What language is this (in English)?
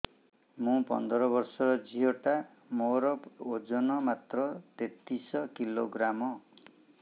Odia